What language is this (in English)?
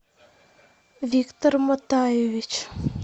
Russian